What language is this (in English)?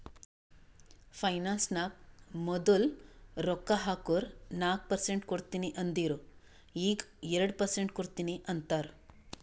Kannada